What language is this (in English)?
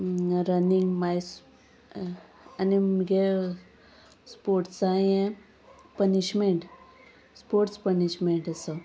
Konkani